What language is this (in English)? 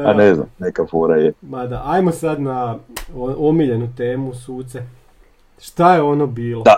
Croatian